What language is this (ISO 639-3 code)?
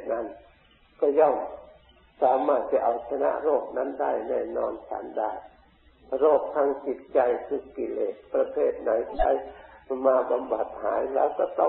tha